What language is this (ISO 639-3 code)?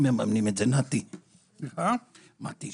heb